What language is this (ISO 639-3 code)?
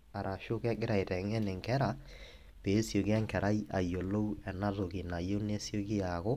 mas